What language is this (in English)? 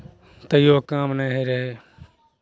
Maithili